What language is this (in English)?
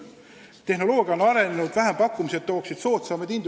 Estonian